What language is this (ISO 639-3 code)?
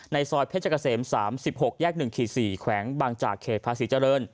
tha